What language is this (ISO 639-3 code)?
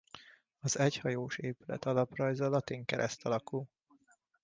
hun